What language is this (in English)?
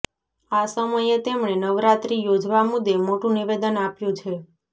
Gujarati